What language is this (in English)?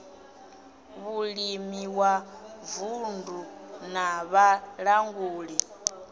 Venda